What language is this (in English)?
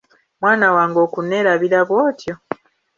Ganda